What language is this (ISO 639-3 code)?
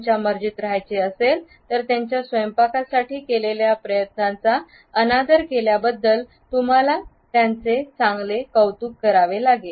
mar